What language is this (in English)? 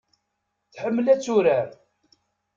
Kabyle